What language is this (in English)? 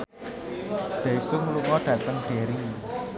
Javanese